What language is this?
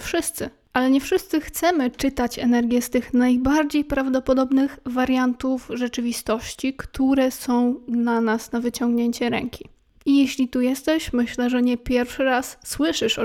Polish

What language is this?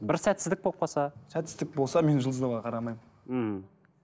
Kazakh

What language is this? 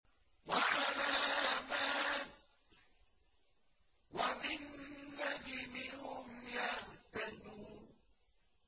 Arabic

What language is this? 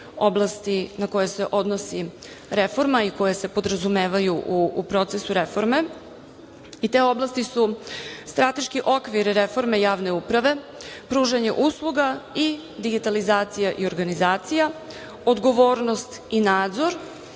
Serbian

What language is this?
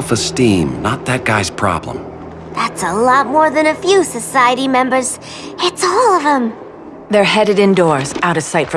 English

